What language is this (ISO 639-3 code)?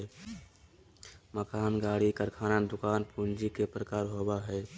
mag